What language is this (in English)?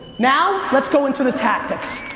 English